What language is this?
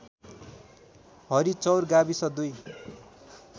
Nepali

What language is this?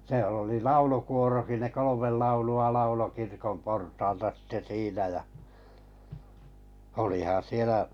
Finnish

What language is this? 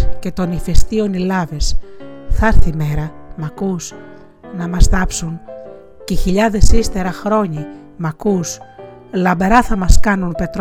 Greek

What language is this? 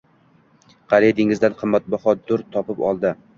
Uzbek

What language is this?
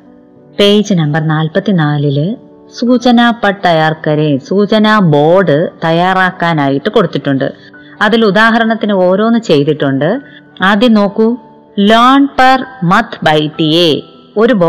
Malayalam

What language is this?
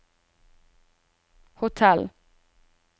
Norwegian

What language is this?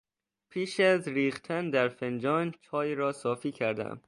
Persian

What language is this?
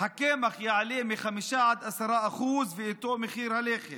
Hebrew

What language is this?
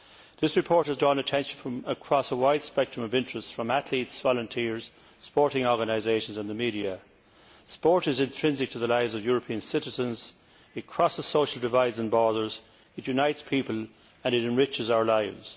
English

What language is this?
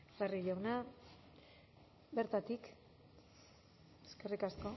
Basque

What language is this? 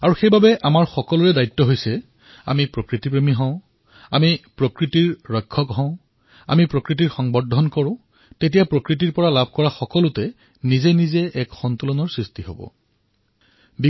Assamese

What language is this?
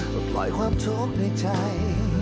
Thai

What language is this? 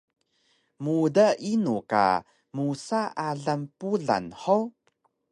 Taroko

